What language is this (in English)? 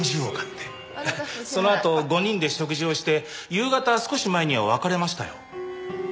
Japanese